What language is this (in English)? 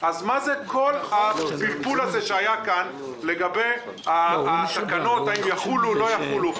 Hebrew